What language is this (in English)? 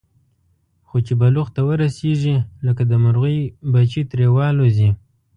Pashto